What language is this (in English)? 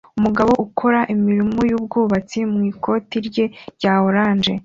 Kinyarwanda